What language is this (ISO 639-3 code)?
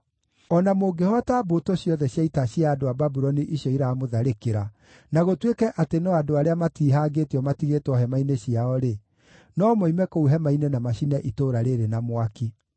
kik